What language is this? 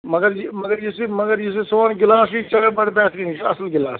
Kashmiri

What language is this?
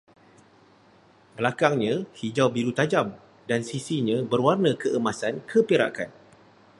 Malay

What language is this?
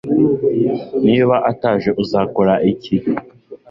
Kinyarwanda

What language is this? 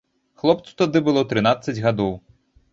Belarusian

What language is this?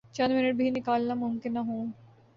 Urdu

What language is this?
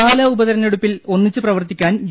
Malayalam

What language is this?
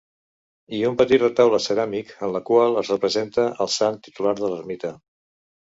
Catalan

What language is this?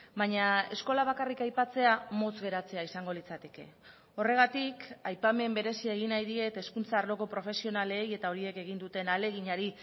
Basque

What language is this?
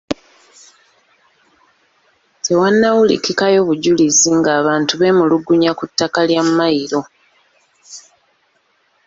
Ganda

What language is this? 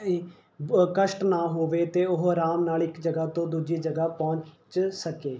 Punjabi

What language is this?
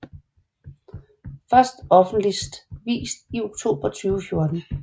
Danish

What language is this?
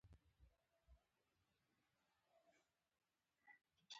Pashto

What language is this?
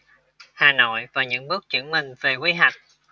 Vietnamese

